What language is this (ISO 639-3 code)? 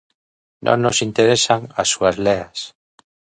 glg